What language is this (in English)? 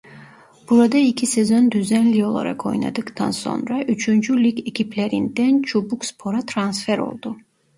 Turkish